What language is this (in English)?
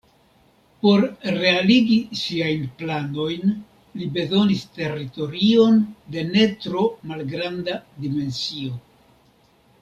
Esperanto